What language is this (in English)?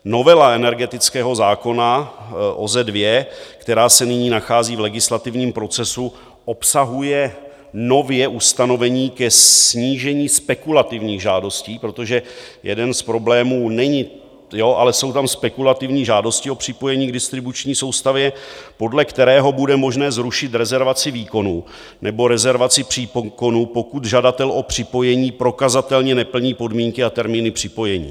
Czech